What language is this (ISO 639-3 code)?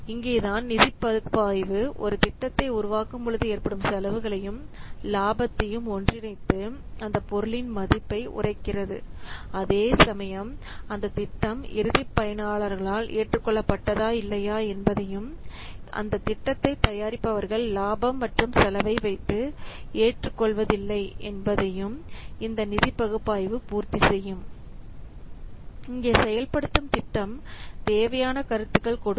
tam